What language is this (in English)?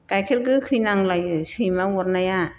Bodo